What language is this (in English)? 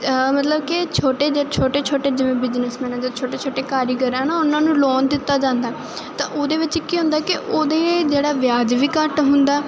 Punjabi